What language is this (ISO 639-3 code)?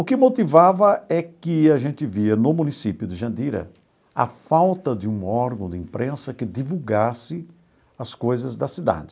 por